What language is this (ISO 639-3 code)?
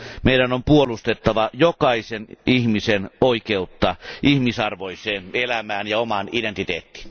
fin